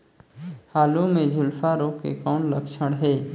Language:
Chhattisgarhi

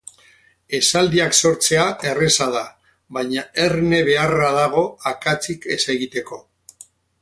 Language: Basque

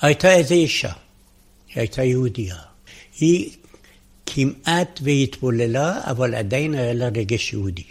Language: Hebrew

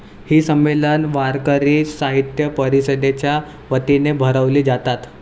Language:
Marathi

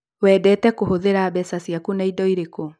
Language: Kikuyu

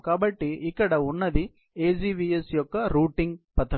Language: Telugu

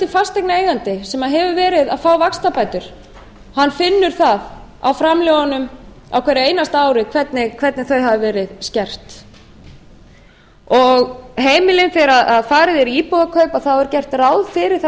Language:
Icelandic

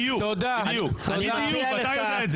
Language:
Hebrew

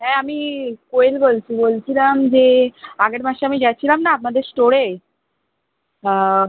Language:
Bangla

